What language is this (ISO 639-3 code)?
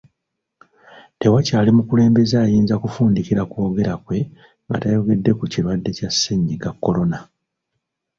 lug